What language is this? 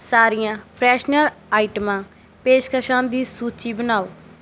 Punjabi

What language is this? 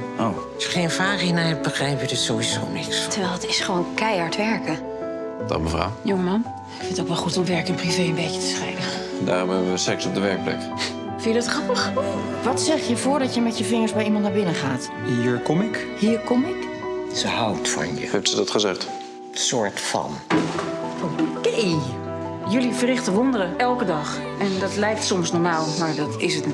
Dutch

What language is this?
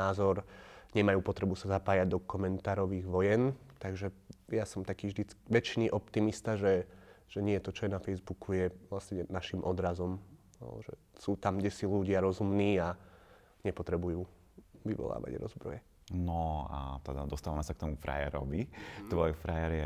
Slovak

